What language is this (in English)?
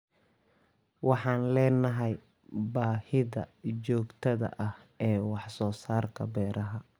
Somali